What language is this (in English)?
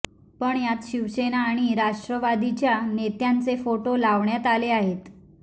Marathi